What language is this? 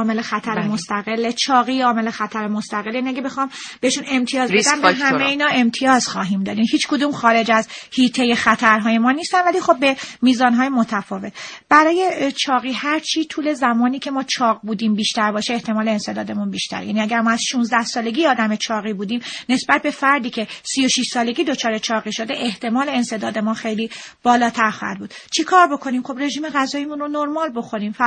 Persian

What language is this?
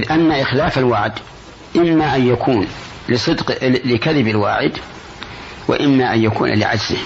Arabic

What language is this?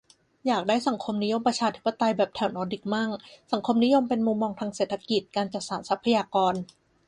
Thai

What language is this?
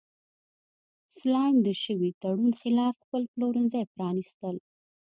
Pashto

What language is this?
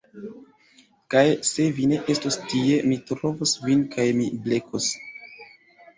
Esperanto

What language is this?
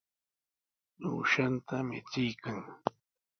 Sihuas Ancash Quechua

